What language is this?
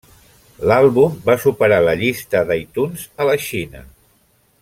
Catalan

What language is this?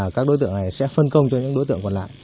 Vietnamese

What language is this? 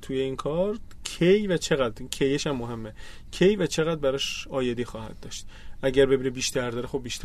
Persian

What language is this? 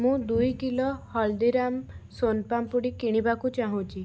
Odia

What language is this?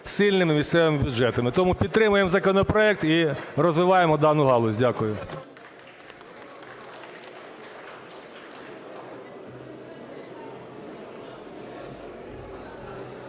Ukrainian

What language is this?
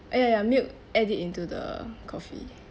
English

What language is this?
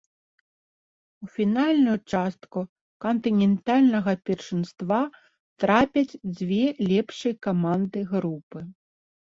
Belarusian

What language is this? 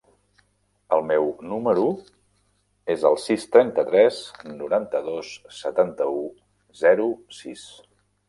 Catalan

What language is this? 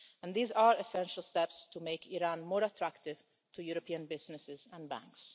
English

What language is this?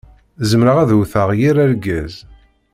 Kabyle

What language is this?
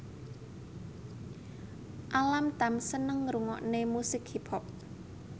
Javanese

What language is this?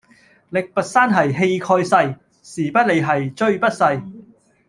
Cantonese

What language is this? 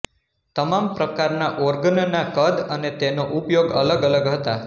Gujarati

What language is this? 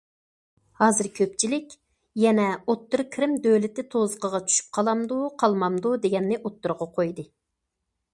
Uyghur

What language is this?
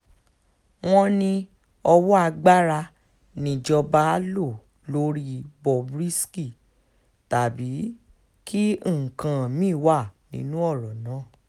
Yoruba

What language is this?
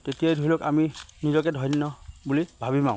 Assamese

